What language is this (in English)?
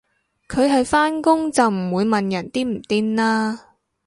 Cantonese